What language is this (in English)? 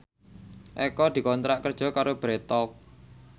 Javanese